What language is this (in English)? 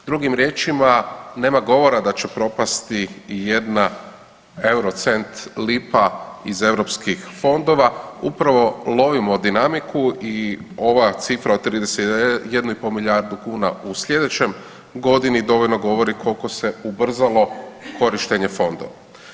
Croatian